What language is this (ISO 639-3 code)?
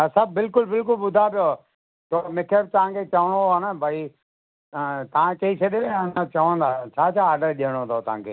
snd